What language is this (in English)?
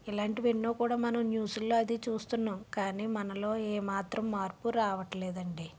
Telugu